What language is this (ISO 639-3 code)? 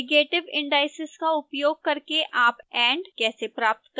hin